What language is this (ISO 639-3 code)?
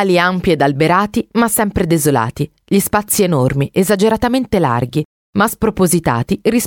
ita